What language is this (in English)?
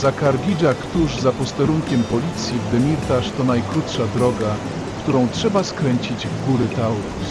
Polish